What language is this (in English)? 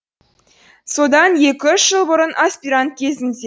Kazakh